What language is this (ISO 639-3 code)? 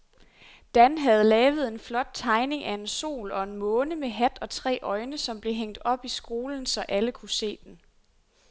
dan